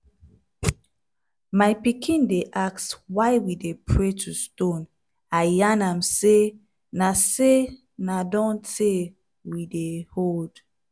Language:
Nigerian Pidgin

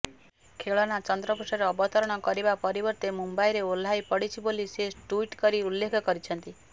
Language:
Odia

